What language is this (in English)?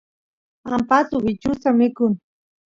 Santiago del Estero Quichua